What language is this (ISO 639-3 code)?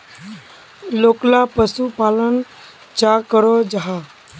mag